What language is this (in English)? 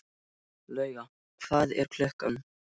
Icelandic